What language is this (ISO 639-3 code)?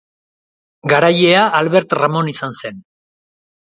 eus